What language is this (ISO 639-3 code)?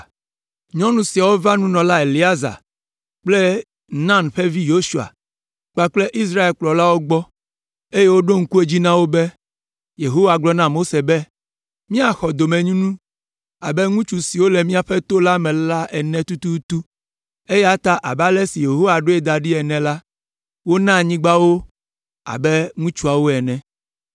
ewe